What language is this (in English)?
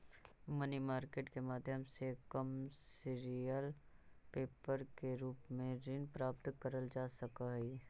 Magahi